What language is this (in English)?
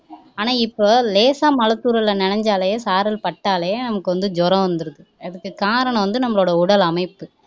Tamil